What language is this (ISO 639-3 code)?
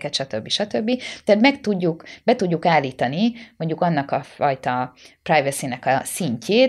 hun